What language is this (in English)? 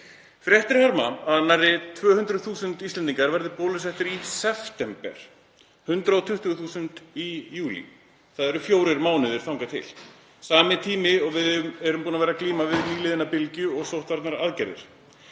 Icelandic